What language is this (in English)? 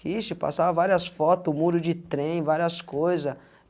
Portuguese